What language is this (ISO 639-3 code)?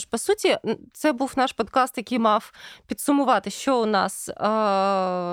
ukr